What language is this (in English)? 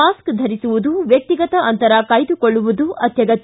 Kannada